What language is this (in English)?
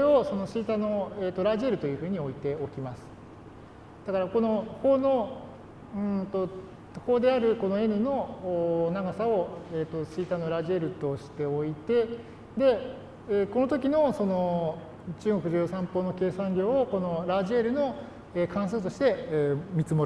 Japanese